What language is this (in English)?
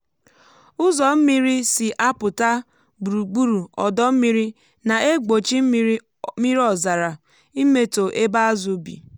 Igbo